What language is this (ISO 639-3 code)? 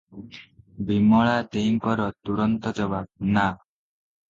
ori